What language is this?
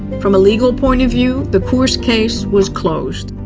English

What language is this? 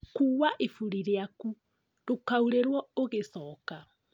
Kikuyu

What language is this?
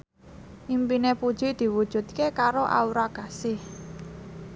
Javanese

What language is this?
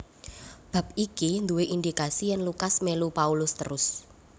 Javanese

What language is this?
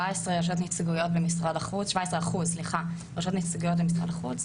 Hebrew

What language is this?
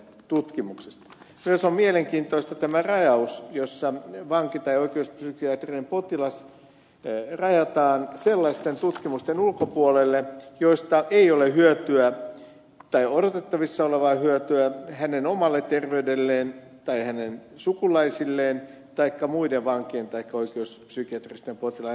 Finnish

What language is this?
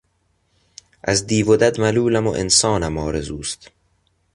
Persian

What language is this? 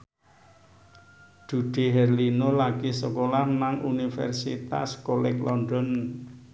Javanese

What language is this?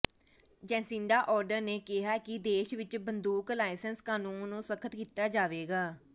Punjabi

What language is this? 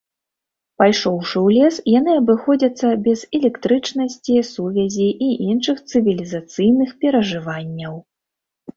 Belarusian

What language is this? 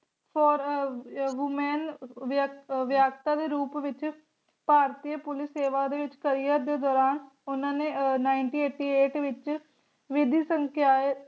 Punjabi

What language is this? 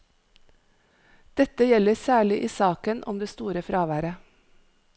Norwegian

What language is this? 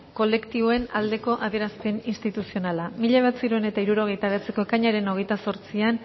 Basque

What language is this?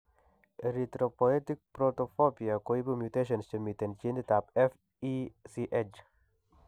Kalenjin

